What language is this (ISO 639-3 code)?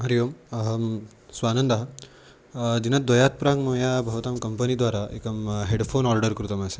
san